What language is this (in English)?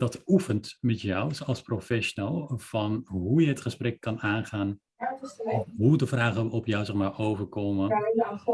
Dutch